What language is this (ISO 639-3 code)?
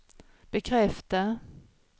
swe